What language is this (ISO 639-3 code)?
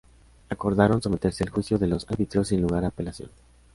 spa